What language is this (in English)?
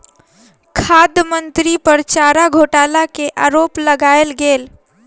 Maithili